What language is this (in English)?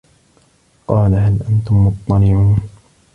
Arabic